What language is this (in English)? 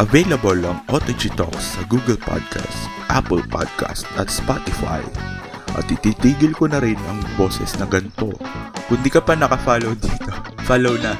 Filipino